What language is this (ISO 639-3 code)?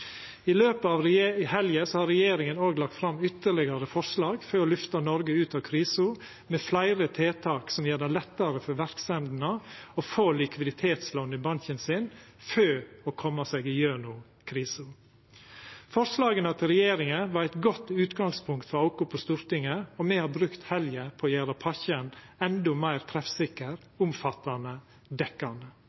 nno